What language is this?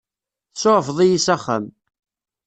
Kabyle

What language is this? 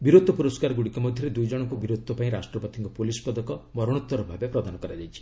Odia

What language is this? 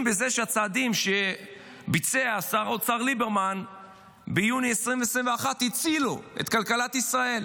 Hebrew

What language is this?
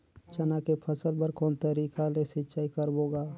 Chhattisgarhi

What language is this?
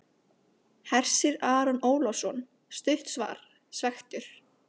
Icelandic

